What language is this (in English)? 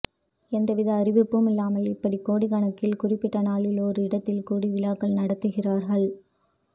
Tamil